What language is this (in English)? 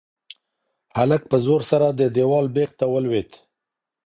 Pashto